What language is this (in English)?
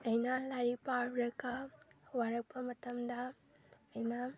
Manipuri